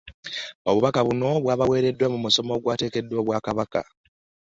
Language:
Ganda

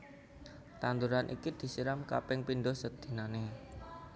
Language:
Javanese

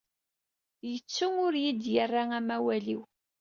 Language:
Kabyle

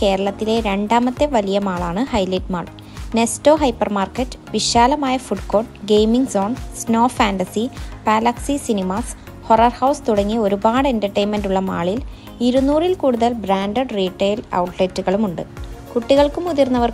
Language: Malayalam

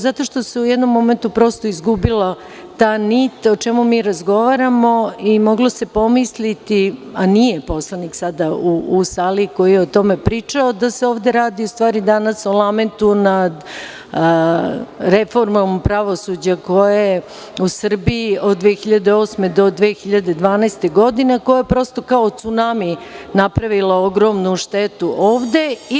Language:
Serbian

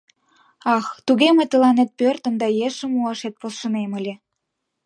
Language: Mari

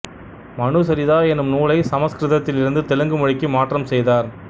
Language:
Tamil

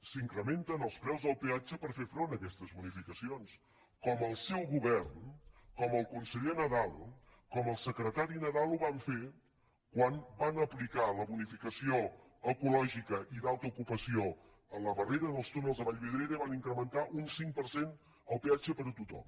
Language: Catalan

